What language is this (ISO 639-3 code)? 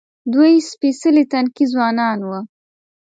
pus